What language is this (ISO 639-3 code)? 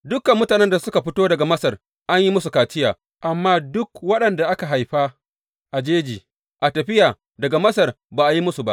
hau